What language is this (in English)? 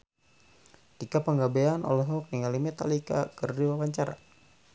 Sundanese